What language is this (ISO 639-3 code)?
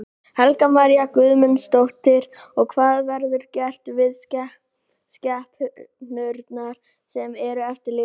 isl